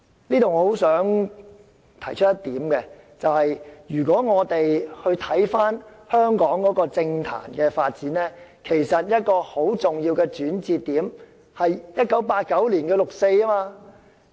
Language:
Cantonese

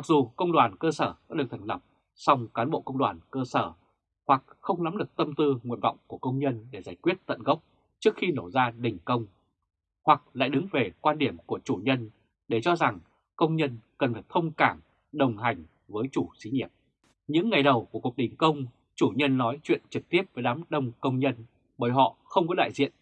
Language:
Vietnamese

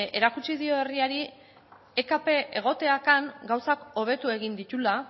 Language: Basque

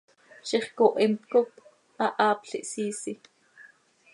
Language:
Seri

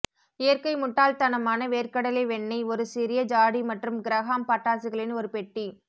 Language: Tamil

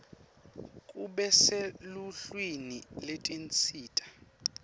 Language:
Swati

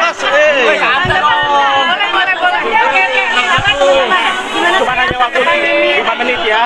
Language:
Indonesian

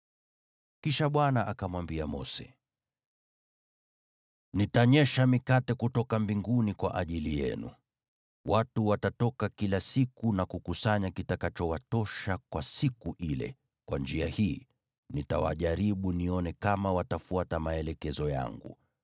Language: Swahili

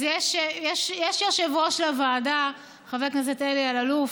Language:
Hebrew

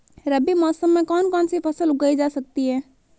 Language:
Hindi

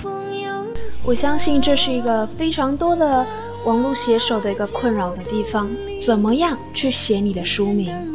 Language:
Chinese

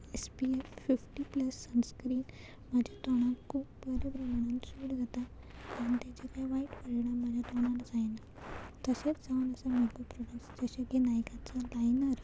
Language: Konkani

